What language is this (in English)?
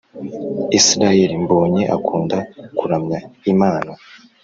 Kinyarwanda